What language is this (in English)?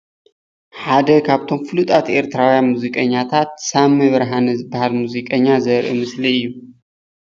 Tigrinya